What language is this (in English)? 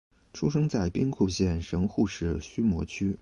Chinese